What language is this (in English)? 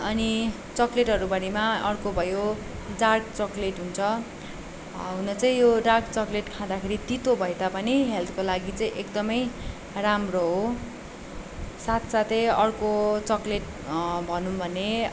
Nepali